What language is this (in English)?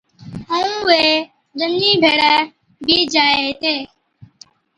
Od